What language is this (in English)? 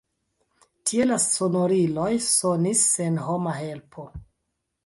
Esperanto